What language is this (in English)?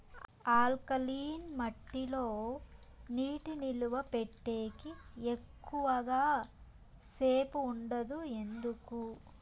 Telugu